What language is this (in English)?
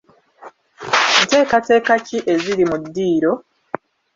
Ganda